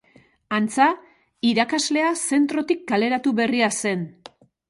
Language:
Basque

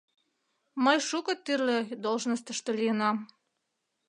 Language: Mari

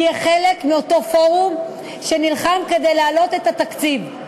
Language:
Hebrew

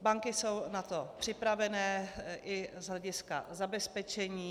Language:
Czech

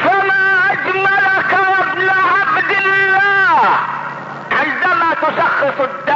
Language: Arabic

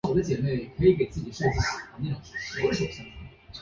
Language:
Chinese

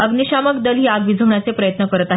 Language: Marathi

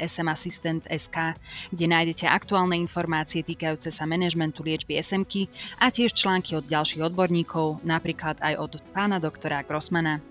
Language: Slovak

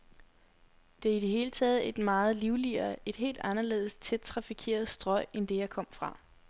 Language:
Danish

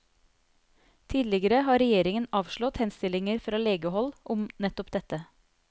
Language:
Norwegian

